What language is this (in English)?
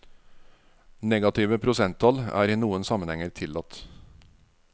Norwegian